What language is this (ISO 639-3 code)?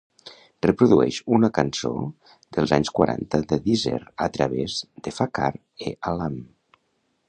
cat